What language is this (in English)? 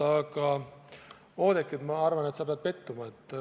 Estonian